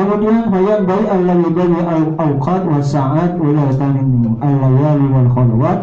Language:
Indonesian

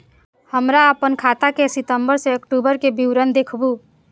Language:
Maithili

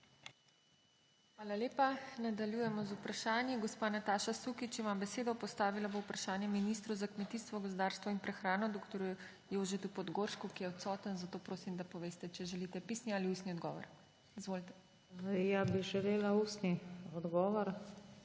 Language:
Slovenian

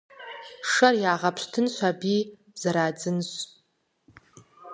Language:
Kabardian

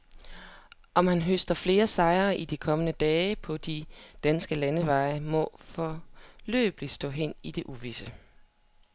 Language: Danish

